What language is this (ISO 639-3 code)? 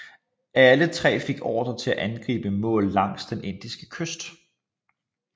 dan